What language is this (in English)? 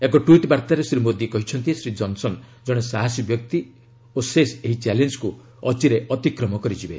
Odia